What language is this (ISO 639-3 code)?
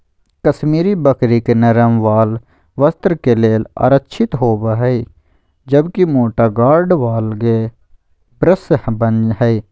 mag